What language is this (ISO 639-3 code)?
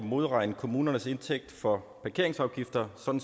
dan